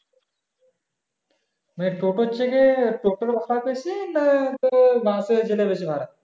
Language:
Bangla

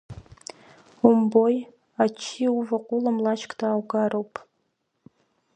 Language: Abkhazian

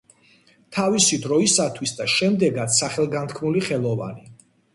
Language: Georgian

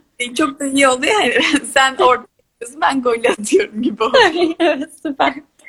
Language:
Turkish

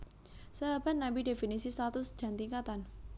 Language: Javanese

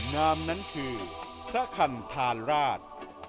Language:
Thai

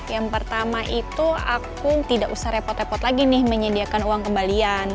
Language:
Indonesian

